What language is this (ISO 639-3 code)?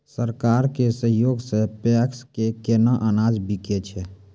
mai